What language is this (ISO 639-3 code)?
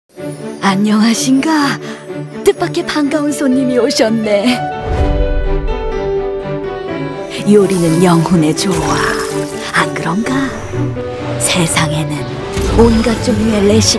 kor